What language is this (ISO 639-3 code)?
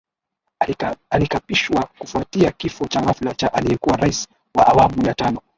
swa